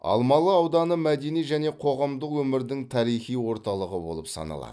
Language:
Kazakh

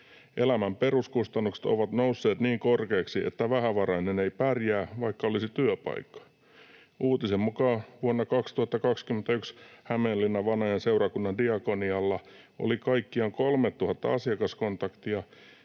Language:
Finnish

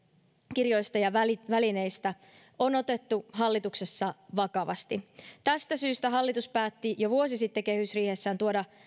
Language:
Finnish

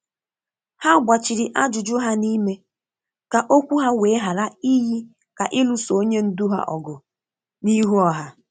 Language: Igbo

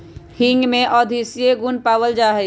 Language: Magahi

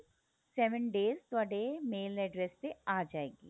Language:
Punjabi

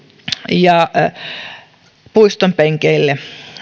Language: Finnish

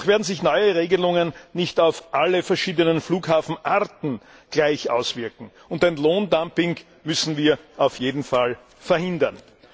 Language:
German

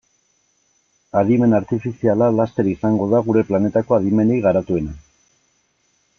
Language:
Basque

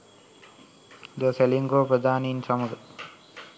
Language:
Sinhala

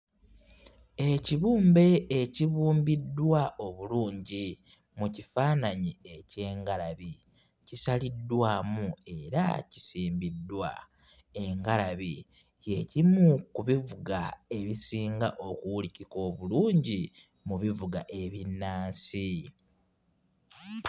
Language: Ganda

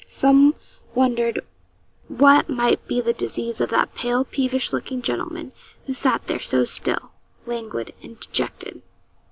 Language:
English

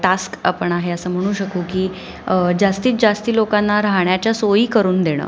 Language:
Marathi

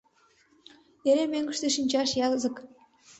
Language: Mari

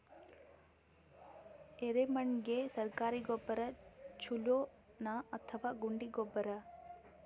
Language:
Kannada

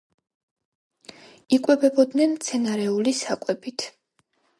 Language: Georgian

